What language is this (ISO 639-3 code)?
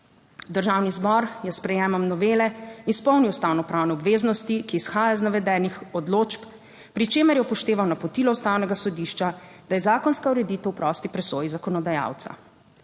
slv